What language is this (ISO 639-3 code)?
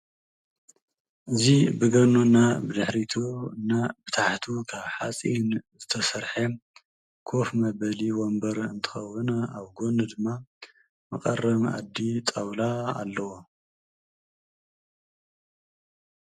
tir